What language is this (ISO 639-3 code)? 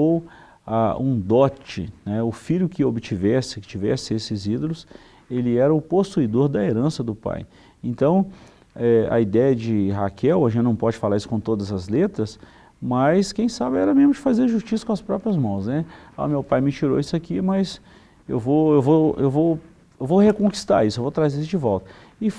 por